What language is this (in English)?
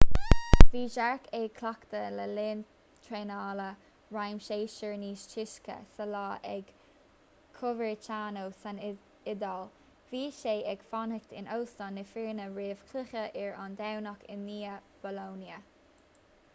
Irish